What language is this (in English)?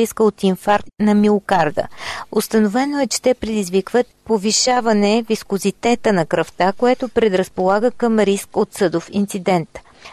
Bulgarian